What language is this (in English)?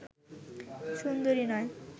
Bangla